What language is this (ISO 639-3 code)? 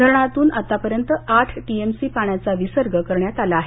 mar